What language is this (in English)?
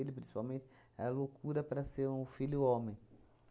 Portuguese